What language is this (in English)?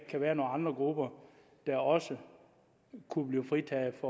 Danish